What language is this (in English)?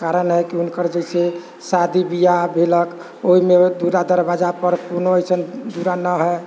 Maithili